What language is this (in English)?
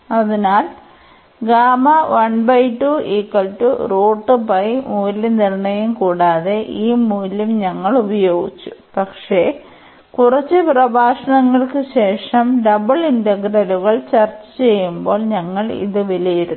Malayalam